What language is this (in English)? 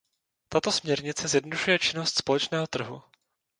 Czech